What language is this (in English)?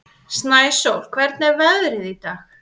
Icelandic